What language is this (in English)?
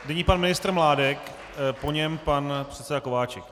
Czech